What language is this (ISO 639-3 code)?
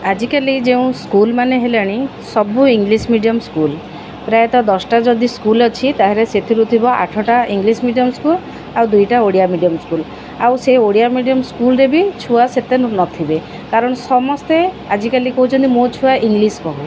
ori